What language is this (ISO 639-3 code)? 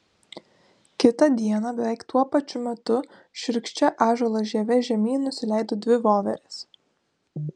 lit